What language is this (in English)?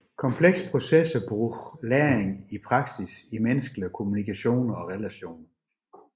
Danish